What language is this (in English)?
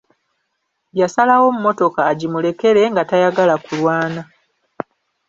Ganda